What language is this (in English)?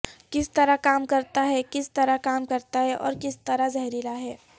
Urdu